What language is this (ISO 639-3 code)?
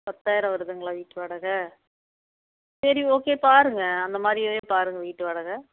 tam